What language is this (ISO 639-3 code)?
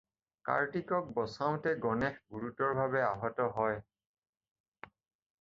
asm